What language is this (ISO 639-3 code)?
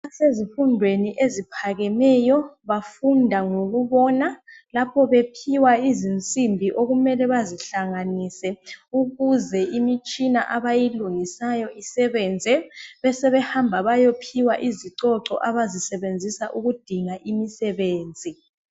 nde